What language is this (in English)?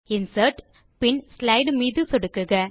Tamil